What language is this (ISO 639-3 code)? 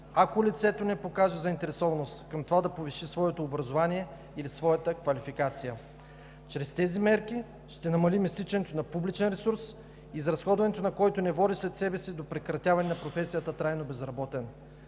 bul